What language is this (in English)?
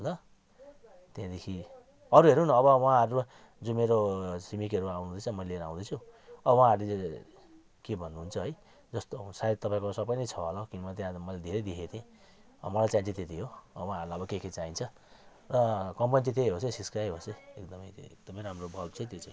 Nepali